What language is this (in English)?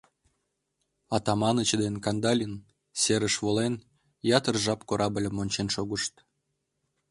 Mari